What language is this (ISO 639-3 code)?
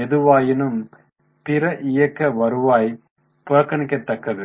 tam